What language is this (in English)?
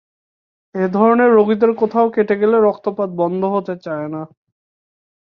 Bangla